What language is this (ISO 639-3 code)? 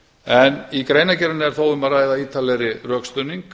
isl